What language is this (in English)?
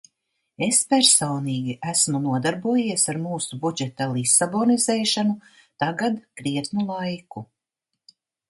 Latvian